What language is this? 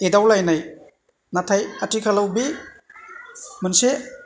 Bodo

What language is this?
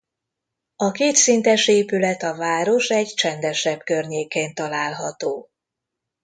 Hungarian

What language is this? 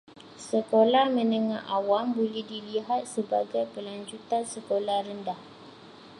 Malay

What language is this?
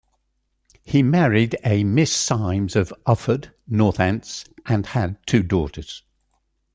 English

